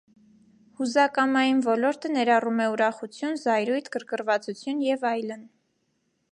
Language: Armenian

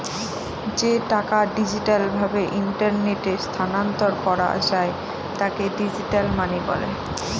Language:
Bangla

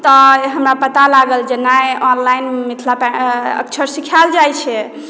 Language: Maithili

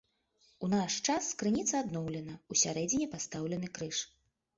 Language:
Belarusian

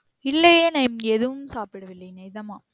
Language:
Tamil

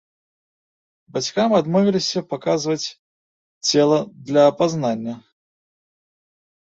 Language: Belarusian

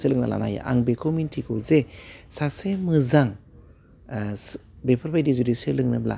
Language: Bodo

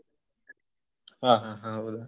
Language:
Kannada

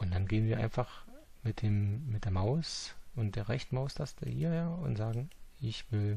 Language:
German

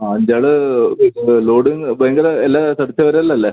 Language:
Malayalam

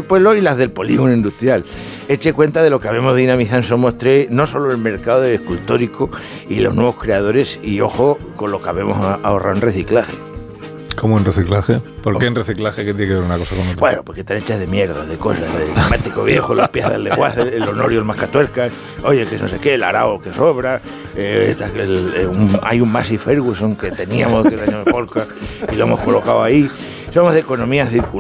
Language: Spanish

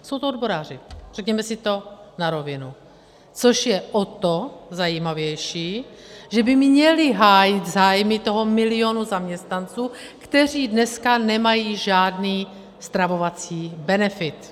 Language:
Czech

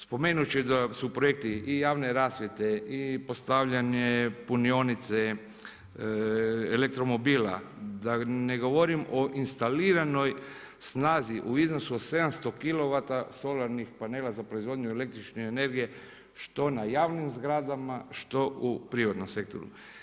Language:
Croatian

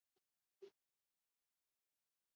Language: Basque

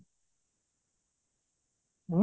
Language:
Odia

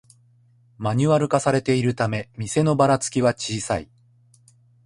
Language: Japanese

